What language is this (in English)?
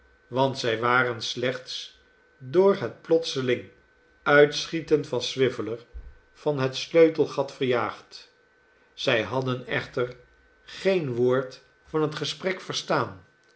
Dutch